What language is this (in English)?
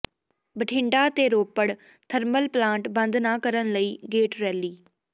Punjabi